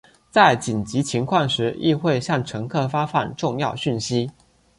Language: Chinese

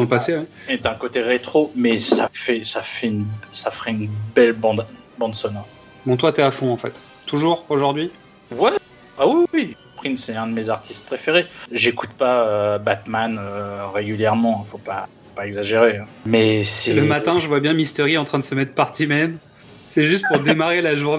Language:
French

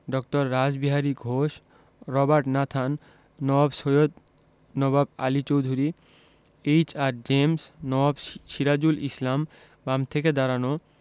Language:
Bangla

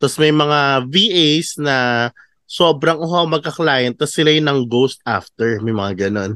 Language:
Filipino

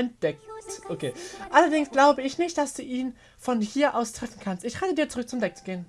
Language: German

